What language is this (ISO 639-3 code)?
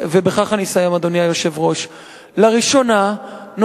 heb